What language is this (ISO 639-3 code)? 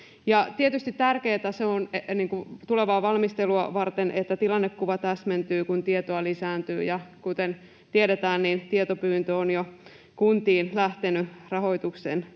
fin